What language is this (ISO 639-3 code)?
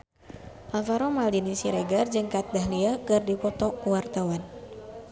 sun